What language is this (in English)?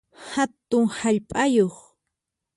Puno Quechua